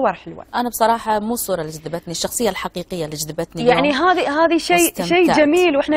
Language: Arabic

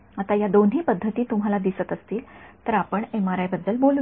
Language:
Marathi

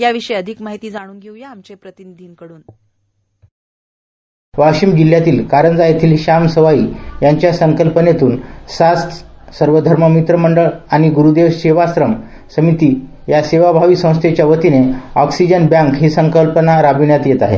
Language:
Marathi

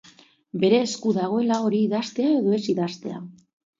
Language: Basque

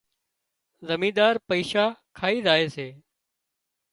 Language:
Wadiyara Koli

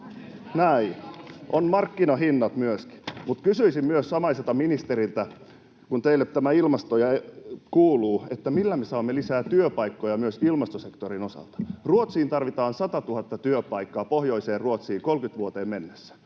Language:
Finnish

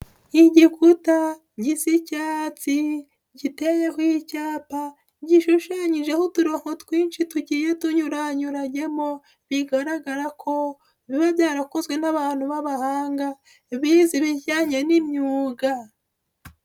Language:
Kinyarwanda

